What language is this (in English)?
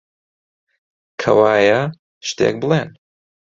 Central Kurdish